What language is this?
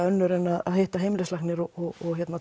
Icelandic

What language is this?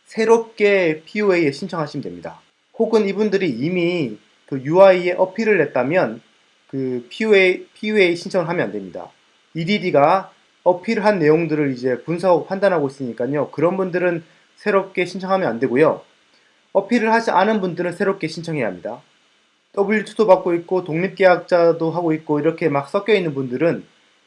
Korean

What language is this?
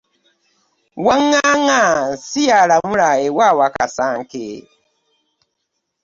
Ganda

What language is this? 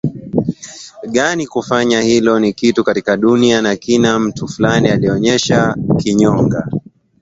Swahili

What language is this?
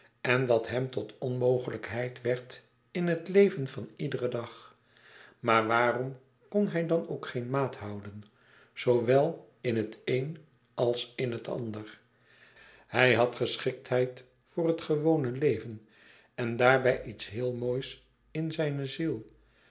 Dutch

